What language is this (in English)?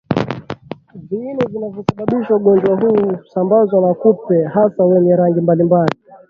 Swahili